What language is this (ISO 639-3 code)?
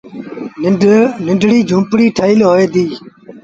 sbn